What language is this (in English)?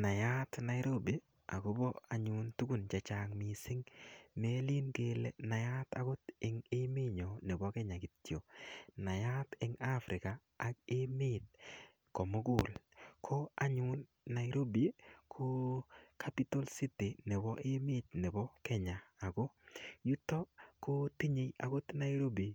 Kalenjin